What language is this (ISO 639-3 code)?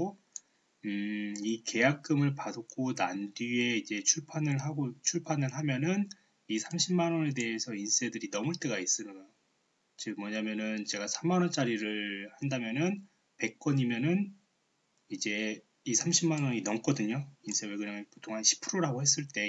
kor